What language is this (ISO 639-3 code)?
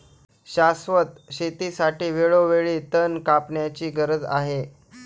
mar